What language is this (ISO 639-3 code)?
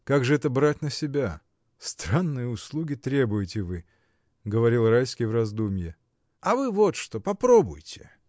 rus